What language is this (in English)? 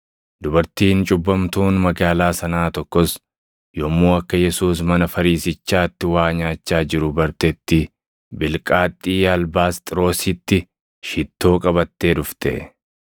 Oromo